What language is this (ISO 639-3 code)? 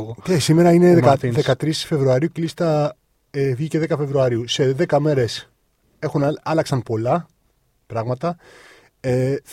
ell